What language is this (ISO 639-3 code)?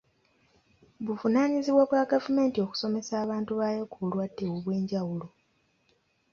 lug